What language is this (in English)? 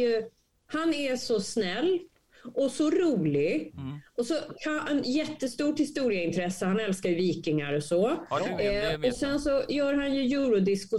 Swedish